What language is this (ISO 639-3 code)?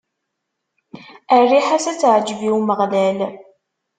kab